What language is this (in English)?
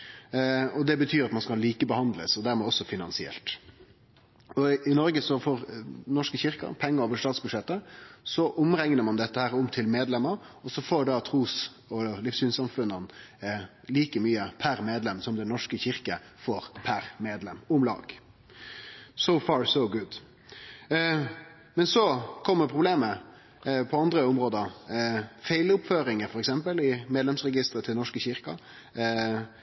Norwegian Nynorsk